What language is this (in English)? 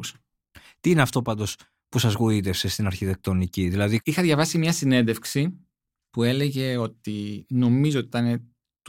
Greek